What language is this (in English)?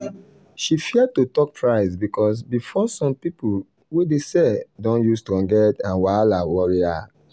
Nigerian Pidgin